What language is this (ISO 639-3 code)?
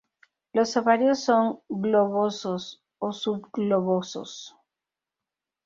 spa